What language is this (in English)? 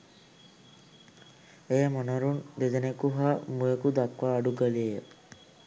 Sinhala